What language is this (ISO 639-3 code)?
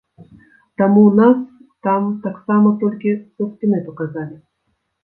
bel